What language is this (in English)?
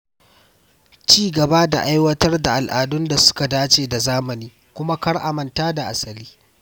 Hausa